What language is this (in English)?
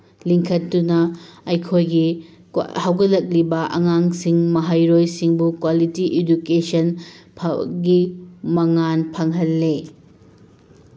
Manipuri